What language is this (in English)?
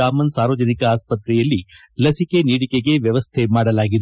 Kannada